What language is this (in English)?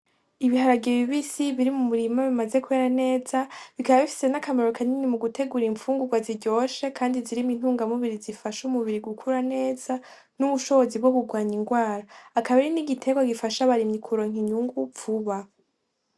Rundi